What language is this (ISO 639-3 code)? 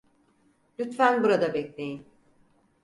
tur